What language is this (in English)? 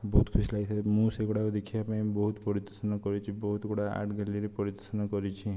Odia